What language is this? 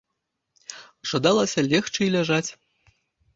Belarusian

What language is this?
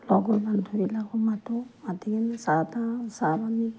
Assamese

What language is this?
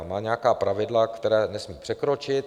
Czech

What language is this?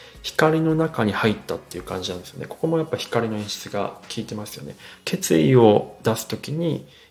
Japanese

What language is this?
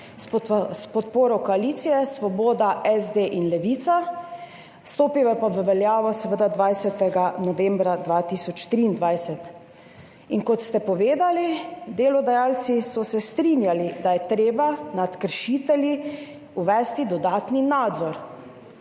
Slovenian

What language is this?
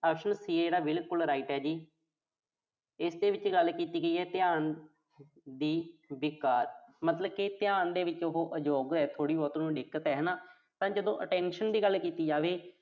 Punjabi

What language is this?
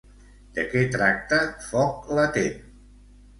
Catalan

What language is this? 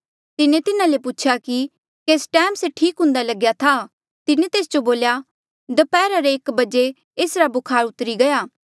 Mandeali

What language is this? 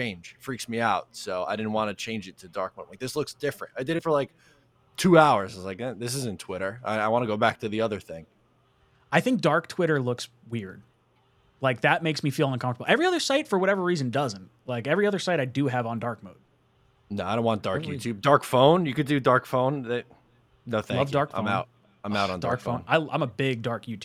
English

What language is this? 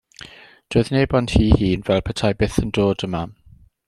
Welsh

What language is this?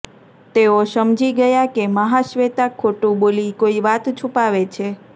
Gujarati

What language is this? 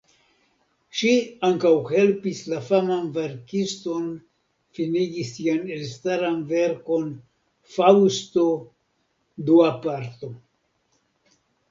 Esperanto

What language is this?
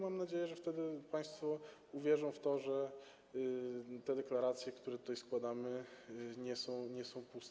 Polish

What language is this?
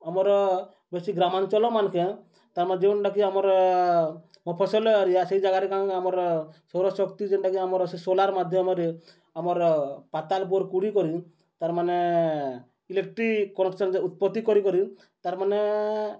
Odia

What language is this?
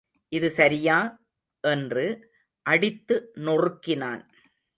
Tamil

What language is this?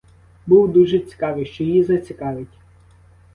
Ukrainian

